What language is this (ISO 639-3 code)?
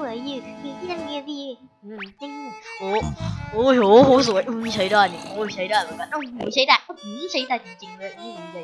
tha